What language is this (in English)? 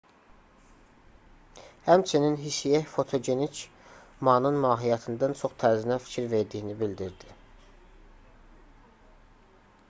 Azerbaijani